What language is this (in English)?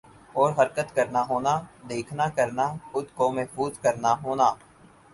Urdu